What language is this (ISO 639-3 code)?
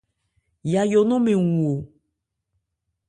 ebr